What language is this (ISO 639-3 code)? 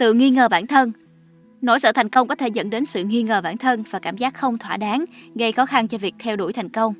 vie